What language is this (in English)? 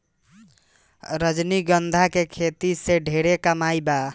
Bhojpuri